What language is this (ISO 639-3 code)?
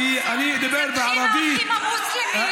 heb